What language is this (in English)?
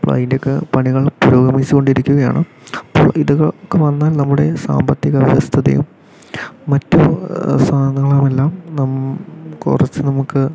Malayalam